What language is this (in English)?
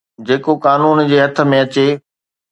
Sindhi